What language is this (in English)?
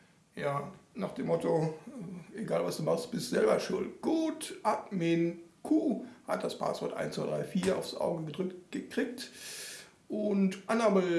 German